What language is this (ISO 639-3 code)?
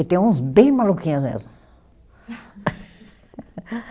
por